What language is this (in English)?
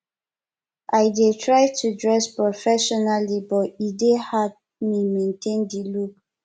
Nigerian Pidgin